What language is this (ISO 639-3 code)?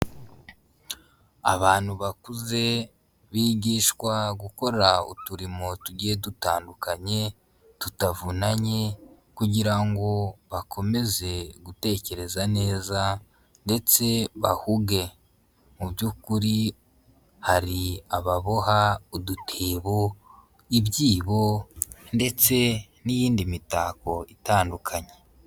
kin